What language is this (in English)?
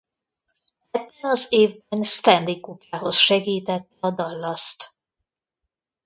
Hungarian